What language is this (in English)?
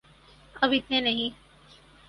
Urdu